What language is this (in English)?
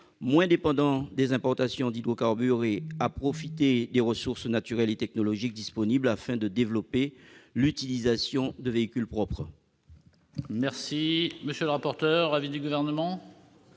French